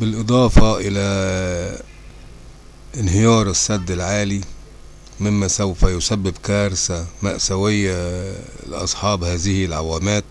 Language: Arabic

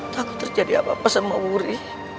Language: Indonesian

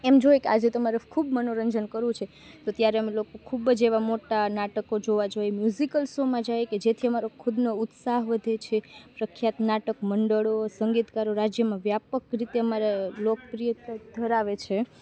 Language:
Gujarati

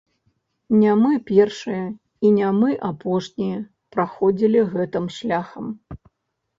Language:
Belarusian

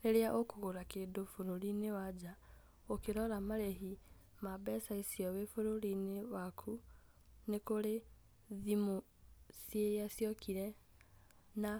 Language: Kikuyu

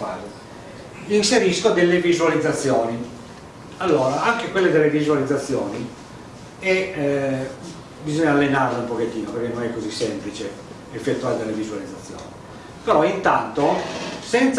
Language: Italian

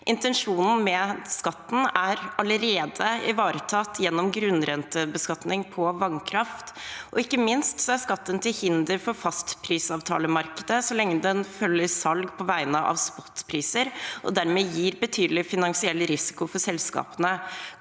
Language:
Norwegian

